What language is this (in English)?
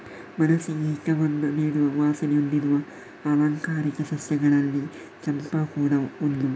Kannada